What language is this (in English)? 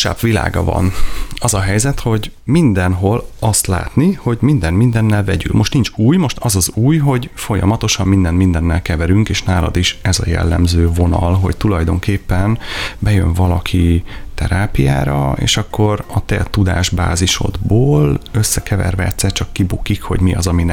Hungarian